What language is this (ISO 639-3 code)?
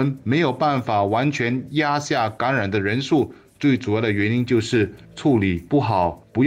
zho